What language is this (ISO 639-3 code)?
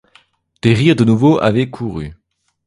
fra